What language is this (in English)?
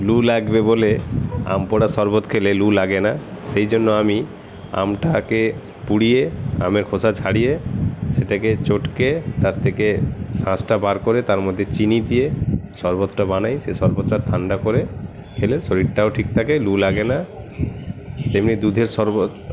Bangla